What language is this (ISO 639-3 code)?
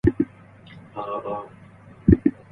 eng